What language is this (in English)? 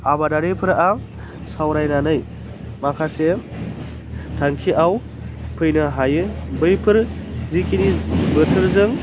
Bodo